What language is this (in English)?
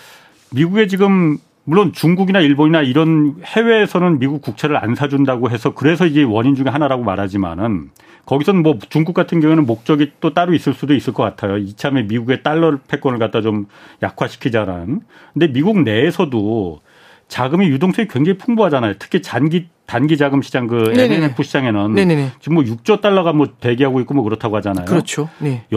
Korean